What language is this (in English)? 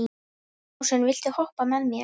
Icelandic